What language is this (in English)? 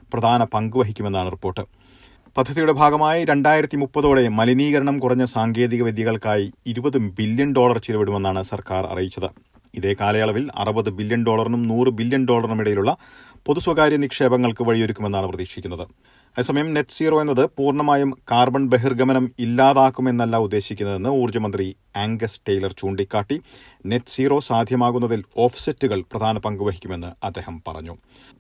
Malayalam